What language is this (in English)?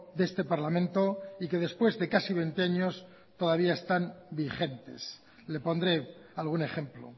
Spanish